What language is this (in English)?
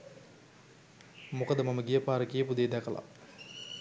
Sinhala